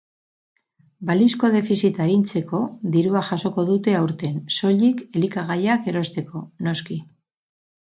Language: Basque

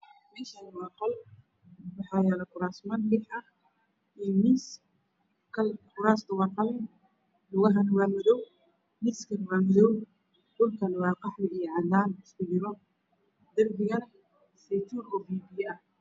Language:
Somali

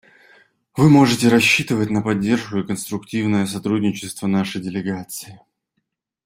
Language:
Russian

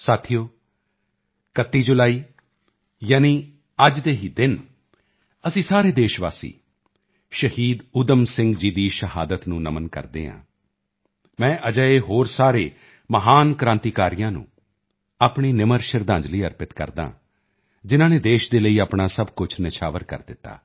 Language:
Punjabi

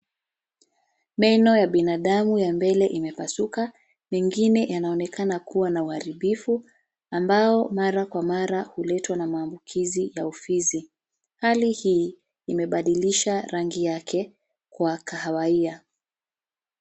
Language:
Swahili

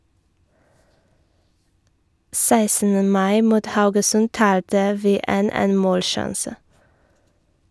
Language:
Norwegian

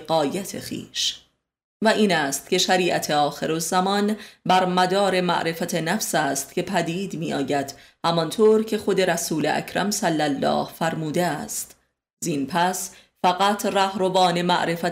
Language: Persian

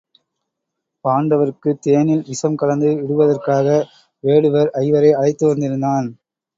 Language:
Tamil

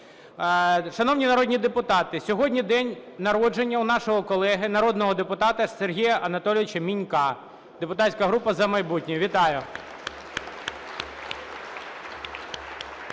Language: Ukrainian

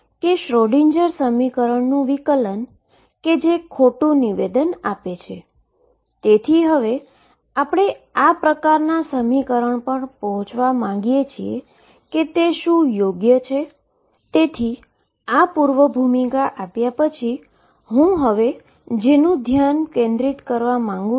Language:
Gujarati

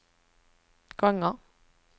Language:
Swedish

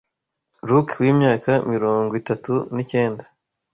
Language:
Kinyarwanda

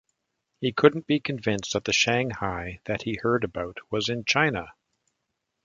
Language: English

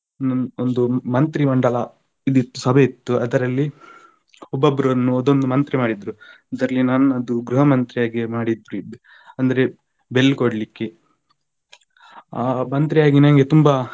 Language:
Kannada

